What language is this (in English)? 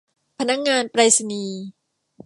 Thai